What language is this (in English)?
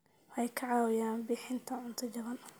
Somali